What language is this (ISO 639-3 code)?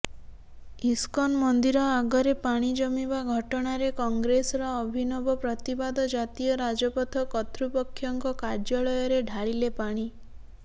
ori